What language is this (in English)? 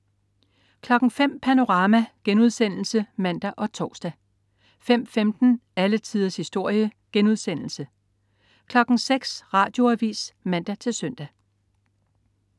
Danish